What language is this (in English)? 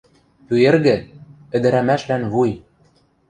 Western Mari